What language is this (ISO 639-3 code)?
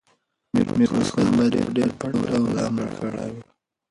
pus